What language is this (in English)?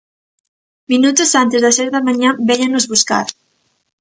Galician